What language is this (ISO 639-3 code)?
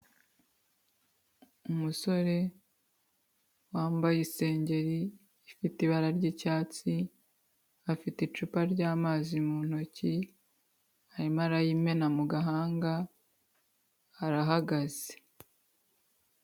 kin